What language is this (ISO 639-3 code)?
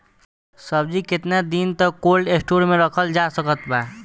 bho